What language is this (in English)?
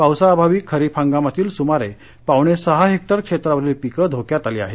Marathi